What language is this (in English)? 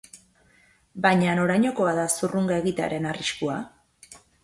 Basque